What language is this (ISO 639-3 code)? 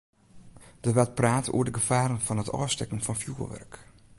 fry